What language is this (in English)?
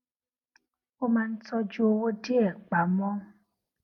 Yoruba